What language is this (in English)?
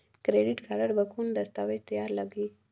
Chhattisgarhi